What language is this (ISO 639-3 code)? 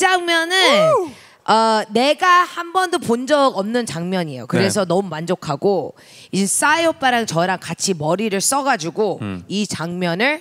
kor